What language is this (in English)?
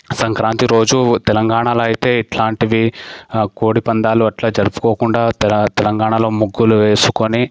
Telugu